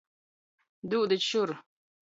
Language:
Latgalian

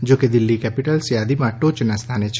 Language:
Gujarati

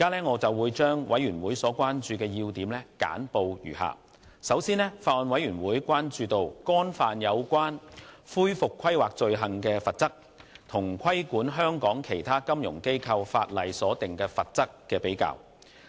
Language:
Cantonese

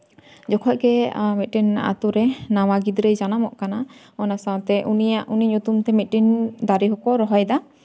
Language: Santali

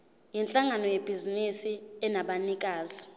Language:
Zulu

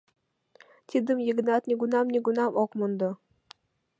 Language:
Mari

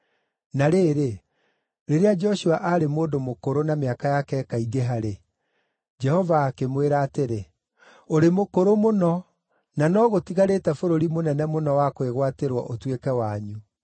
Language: Kikuyu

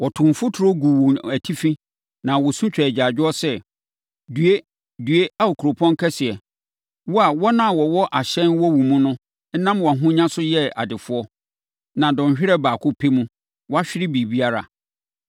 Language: Akan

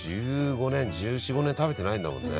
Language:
Japanese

